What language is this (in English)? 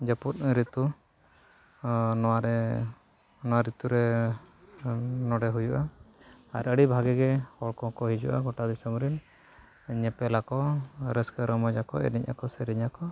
Santali